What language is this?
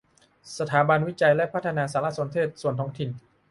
Thai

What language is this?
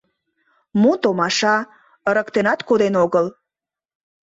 Mari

